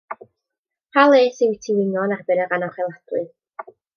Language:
Welsh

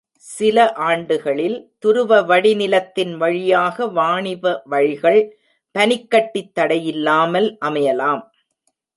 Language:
Tamil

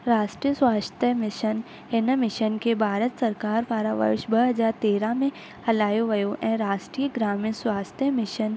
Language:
Sindhi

